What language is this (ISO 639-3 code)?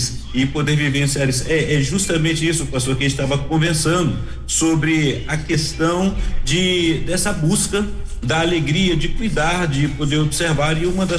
por